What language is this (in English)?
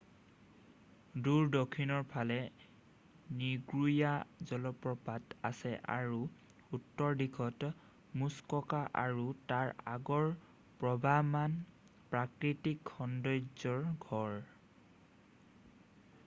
Assamese